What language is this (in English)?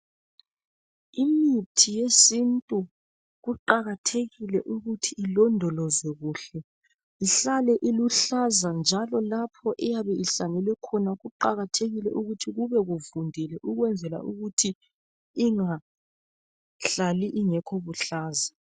North Ndebele